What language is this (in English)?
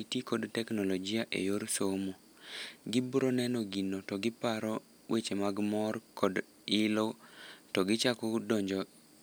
Luo (Kenya and Tanzania)